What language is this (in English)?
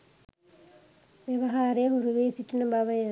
Sinhala